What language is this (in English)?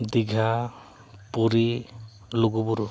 Santali